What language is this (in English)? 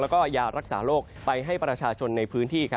Thai